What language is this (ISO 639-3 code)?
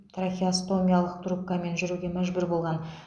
kaz